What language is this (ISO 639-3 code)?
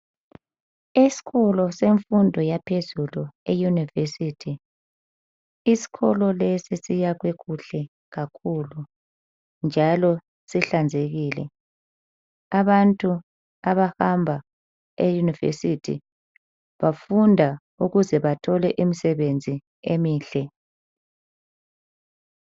nde